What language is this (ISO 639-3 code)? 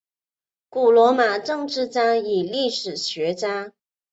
zho